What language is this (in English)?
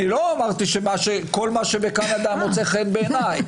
Hebrew